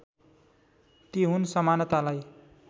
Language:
Nepali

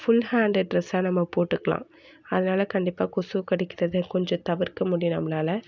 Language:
Tamil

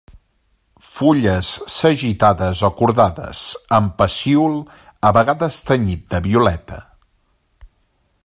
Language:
Catalan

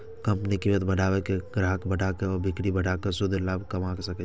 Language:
Maithili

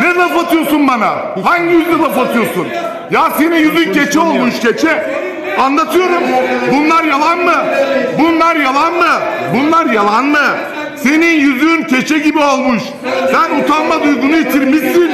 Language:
Turkish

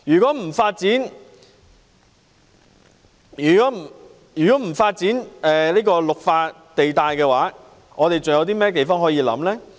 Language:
Cantonese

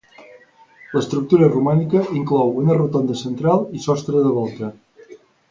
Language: Catalan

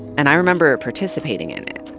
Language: English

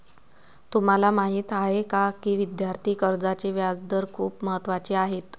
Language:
Marathi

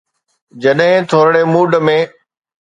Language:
Sindhi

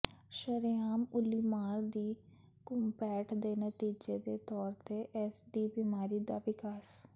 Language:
Punjabi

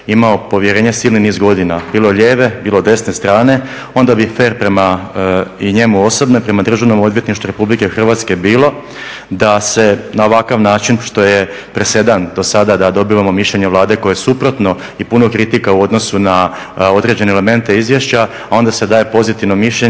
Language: Croatian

